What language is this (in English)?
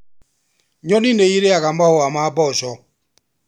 Kikuyu